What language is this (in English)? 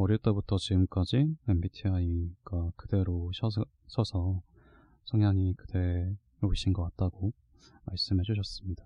Korean